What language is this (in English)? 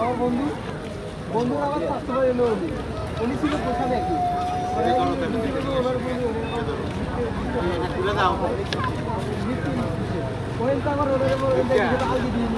Arabic